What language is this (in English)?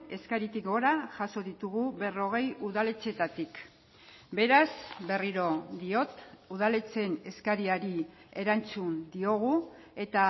Basque